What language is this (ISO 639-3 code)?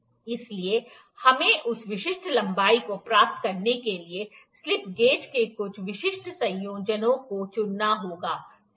hin